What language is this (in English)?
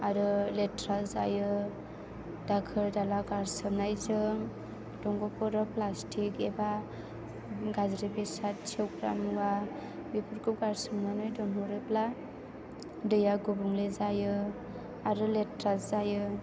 Bodo